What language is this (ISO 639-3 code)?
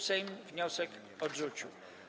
pol